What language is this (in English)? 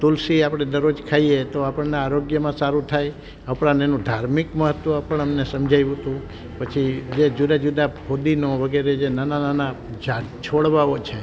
Gujarati